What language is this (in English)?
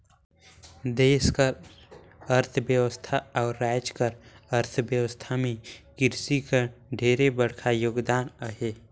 Chhattisgarhi